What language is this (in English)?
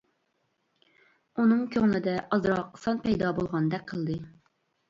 Uyghur